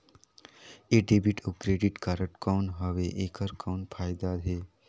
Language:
Chhattisgarhi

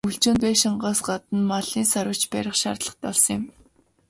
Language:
Mongolian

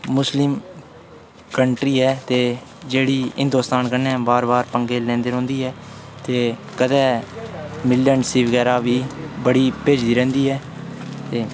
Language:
Dogri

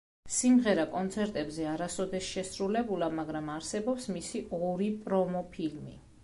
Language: Georgian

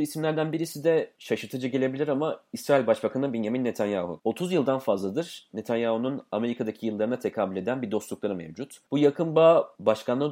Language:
Turkish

